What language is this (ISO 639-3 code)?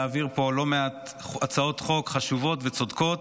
heb